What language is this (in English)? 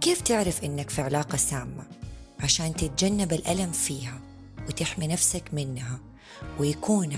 Arabic